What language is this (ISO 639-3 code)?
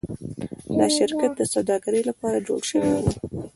pus